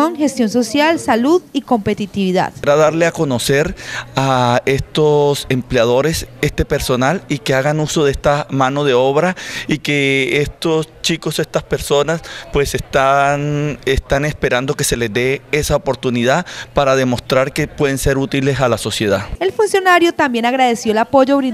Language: Spanish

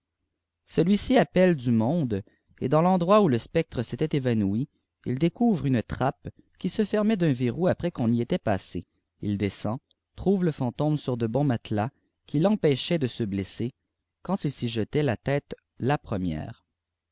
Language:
French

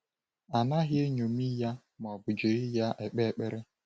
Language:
Igbo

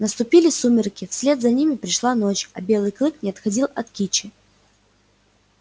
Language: Russian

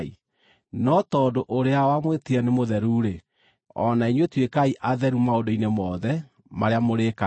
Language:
Kikuyu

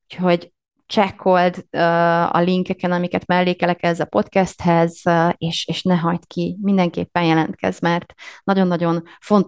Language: Hungarian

